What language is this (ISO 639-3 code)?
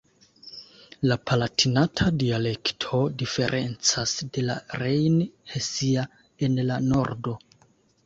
epo